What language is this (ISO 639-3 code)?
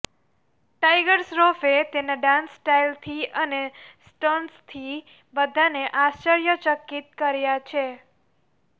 guj